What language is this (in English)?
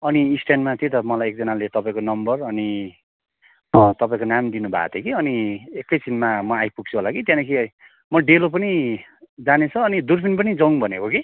Nepali